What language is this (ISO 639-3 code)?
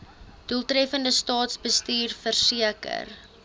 afr